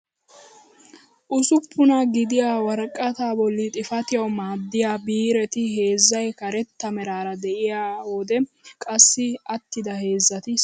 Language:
Wolaytta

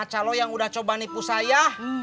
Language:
Indonesian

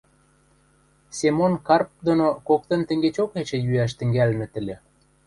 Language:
Western Mari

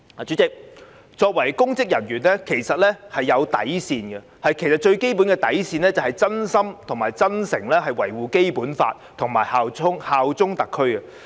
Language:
Cantonese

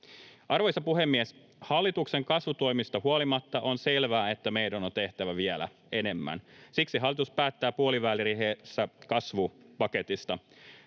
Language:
Finnish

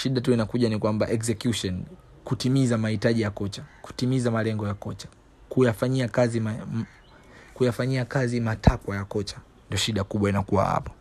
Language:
Swahili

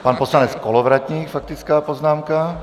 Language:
Czech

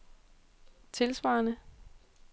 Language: Danish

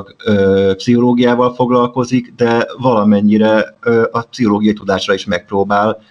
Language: Hungarian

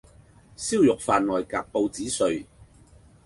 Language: Cantonese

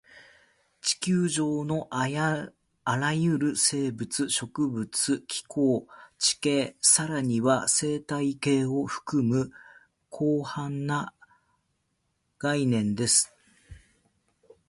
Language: Japanese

